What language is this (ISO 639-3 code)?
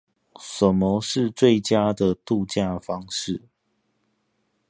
zho